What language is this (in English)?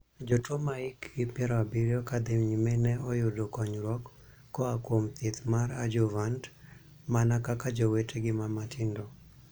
Luo (Kenya and Tanzania)